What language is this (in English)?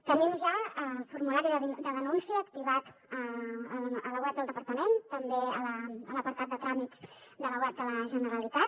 Catalan